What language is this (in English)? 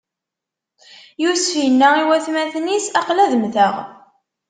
Kabyle